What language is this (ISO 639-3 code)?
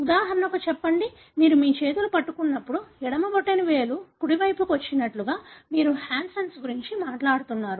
tel